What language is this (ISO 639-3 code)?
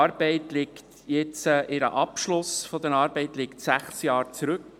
gsw